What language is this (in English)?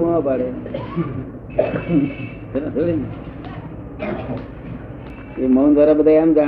Gujarati